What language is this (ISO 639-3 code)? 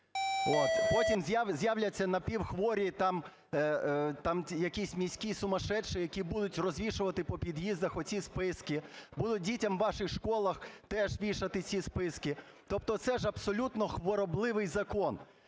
ukr